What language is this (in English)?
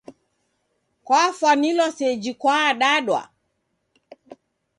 Taita